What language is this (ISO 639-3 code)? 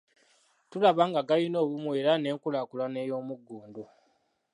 lug